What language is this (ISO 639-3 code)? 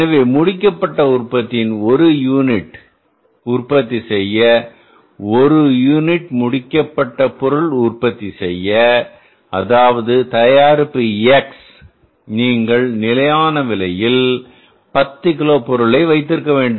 tam